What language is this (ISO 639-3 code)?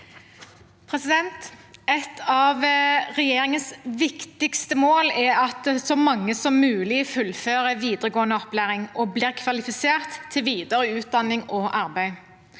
nor